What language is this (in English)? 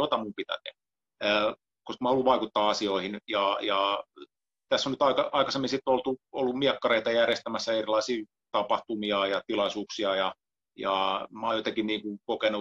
Finnish